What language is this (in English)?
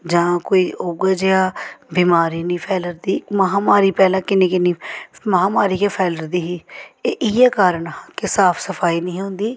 Dogri